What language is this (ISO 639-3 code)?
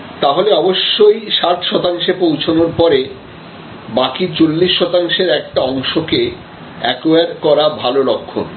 ben